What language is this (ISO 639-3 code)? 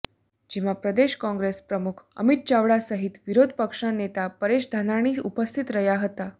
guj